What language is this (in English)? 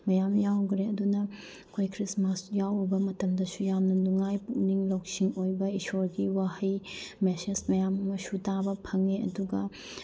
Manipuri